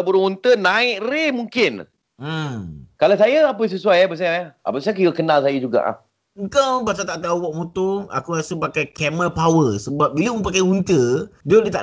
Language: Malay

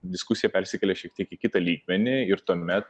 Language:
Lithuanian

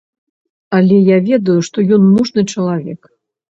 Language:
Belarusian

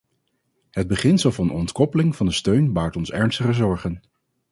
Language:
Dutch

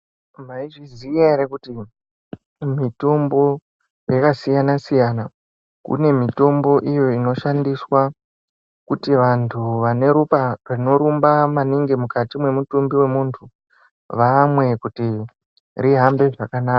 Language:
Ndau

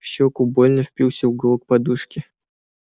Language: Russian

